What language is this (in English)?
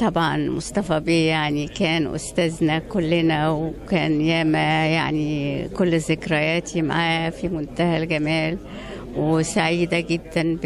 Arabic